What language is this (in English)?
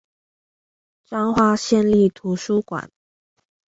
Chinese